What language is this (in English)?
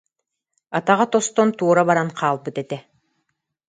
Yakut